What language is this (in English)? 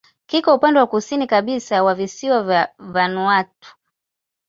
Swahili